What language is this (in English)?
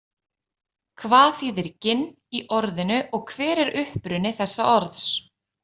Icelandic